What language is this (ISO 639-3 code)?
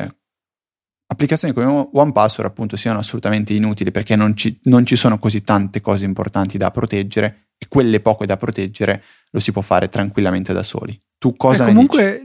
ita